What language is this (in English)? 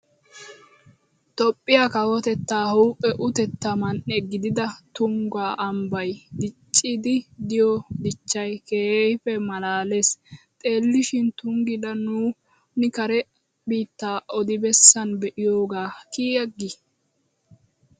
Wolaytta